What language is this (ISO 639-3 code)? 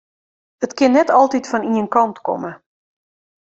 fry